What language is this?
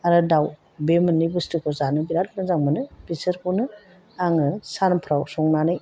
Bodo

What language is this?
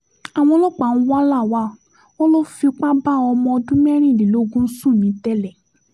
Yoruba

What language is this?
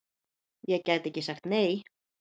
Icelandic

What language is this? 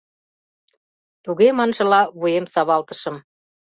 Mari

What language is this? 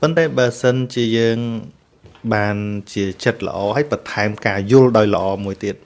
Vietnamese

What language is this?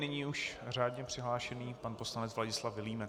Czech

